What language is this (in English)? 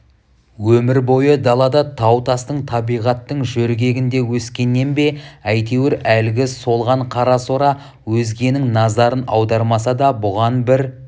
Kazakh